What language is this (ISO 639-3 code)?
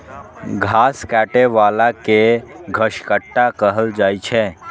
mai